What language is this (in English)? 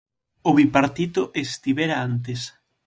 Galician